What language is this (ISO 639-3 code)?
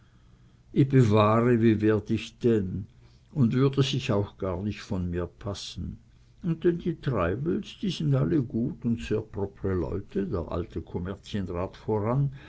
deu